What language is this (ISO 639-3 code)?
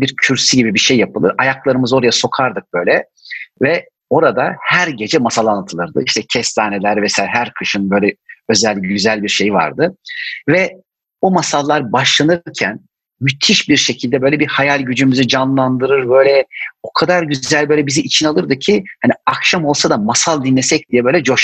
tur